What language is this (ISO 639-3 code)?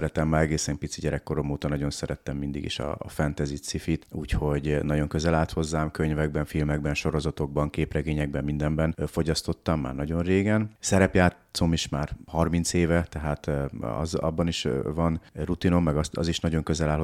hun